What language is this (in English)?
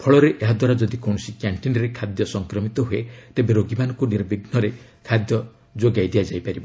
Odia